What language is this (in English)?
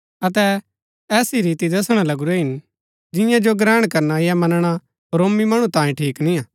Gaddi